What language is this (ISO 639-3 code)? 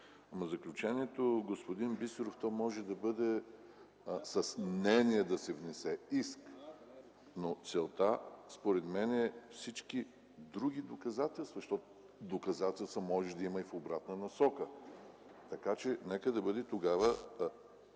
bul